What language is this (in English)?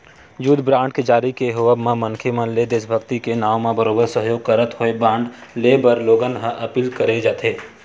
Chhattisgarhi